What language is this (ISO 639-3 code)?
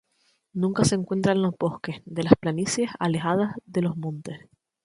spa